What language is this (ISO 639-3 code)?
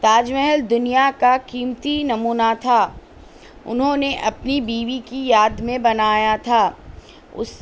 urd